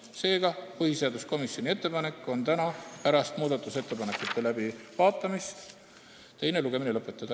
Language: Estonian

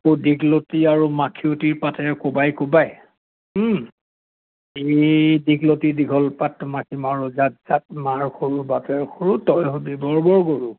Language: Assamese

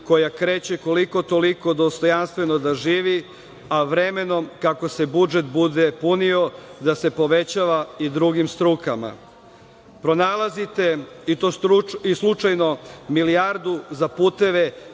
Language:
Serbian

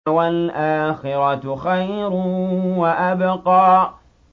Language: Arabic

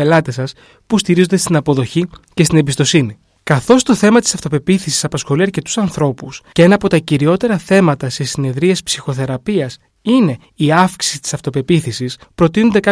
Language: Greek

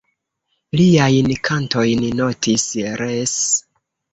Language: Esperanto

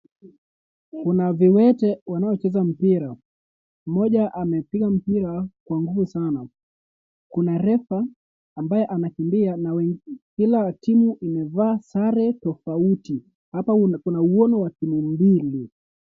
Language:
Swahili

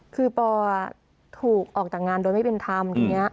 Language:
Thai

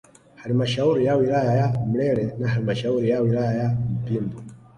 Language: Swahili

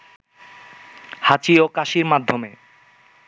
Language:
Bangla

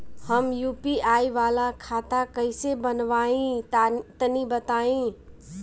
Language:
Bhojpuri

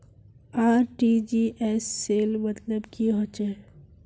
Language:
Magahi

